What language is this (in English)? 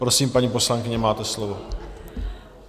Czech